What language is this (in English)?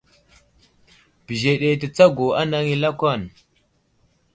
Wuzlam